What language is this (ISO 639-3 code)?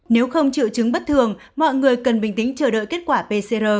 vie